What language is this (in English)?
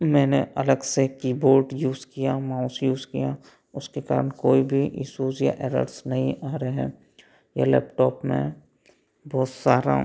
Hindi